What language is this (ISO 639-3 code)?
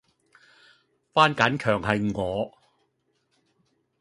yue